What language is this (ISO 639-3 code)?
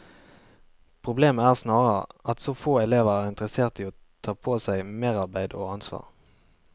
nor